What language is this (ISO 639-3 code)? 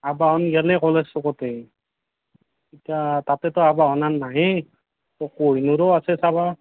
asm